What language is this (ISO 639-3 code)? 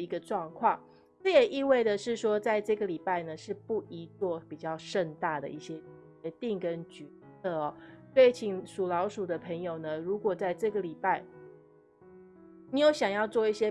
zho